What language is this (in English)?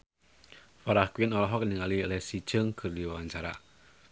Sundanese